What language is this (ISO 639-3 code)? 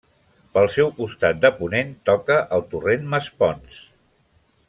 cat